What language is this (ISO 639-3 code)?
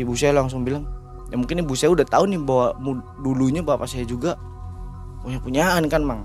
ind